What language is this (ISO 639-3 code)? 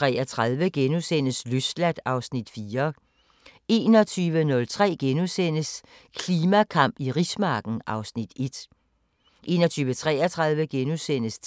dan